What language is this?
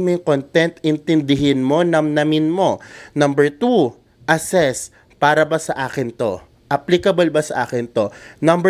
Filipino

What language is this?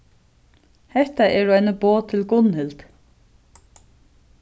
Faroese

